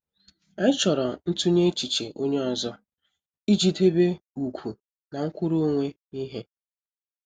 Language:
Igbo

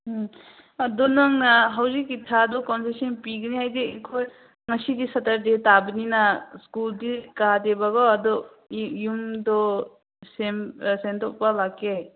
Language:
Manipuri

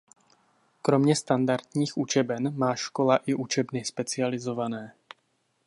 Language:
Czech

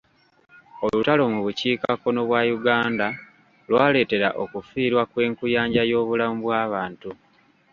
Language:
Ganda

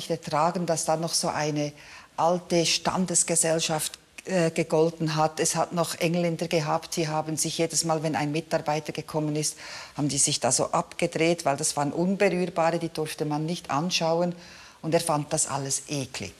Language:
German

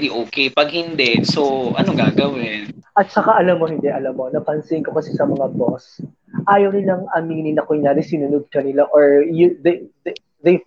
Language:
Filipino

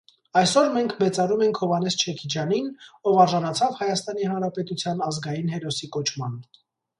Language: Armenian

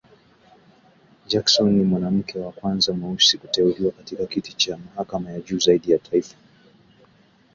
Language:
Swahili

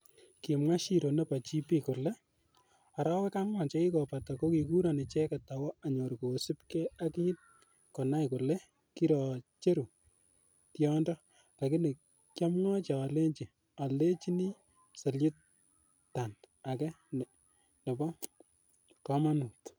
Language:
Kalenjin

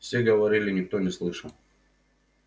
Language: Russian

